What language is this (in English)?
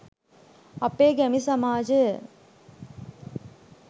Sinhala